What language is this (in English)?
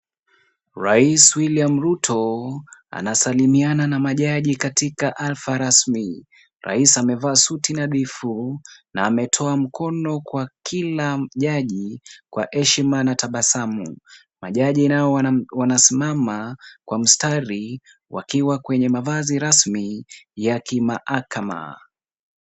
Swahili